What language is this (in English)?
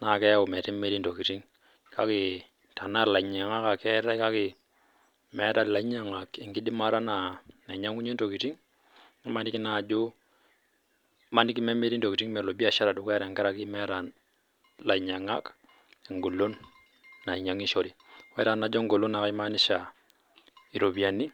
Masai